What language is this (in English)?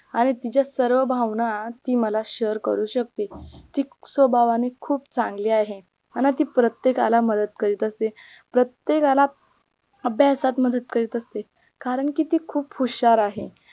Marathi